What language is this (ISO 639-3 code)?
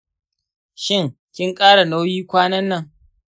hau